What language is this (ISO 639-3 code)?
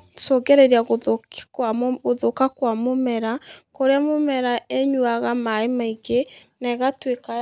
kik